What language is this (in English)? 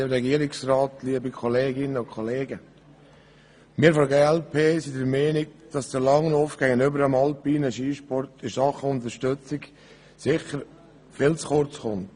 Swiss German